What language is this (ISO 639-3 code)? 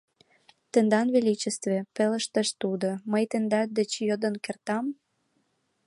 chm